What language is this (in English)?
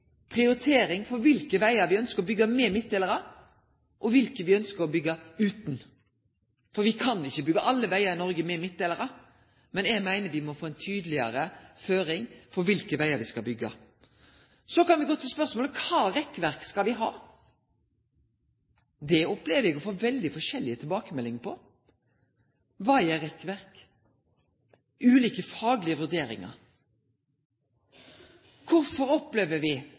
Norwegian Nynorsk